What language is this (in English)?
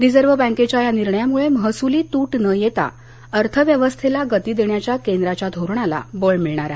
Marathi